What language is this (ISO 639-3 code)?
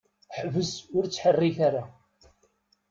kab